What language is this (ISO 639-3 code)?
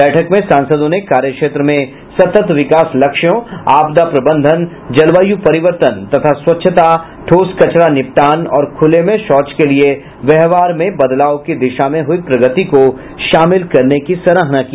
hin